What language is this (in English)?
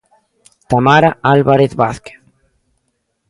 Galician